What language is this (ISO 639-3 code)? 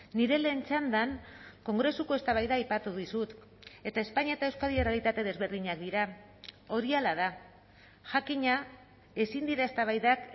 eus